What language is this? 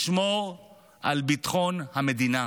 Hebrew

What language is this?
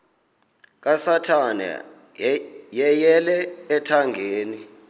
Xhosa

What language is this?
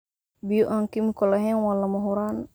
Somali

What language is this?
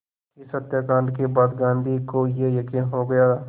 Hindi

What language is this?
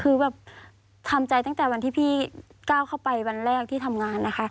Thai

